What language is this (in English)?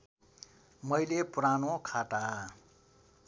Nepali